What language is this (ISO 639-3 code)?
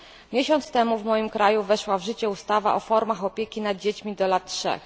pol